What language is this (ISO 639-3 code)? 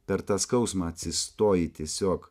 lit